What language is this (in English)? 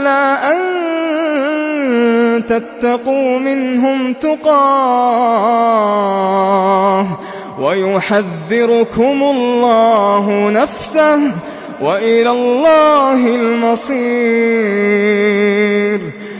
Arabic